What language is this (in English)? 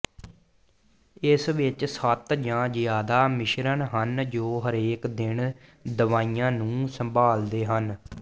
Punjabi